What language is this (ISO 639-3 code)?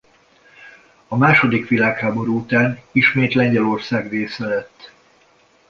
hun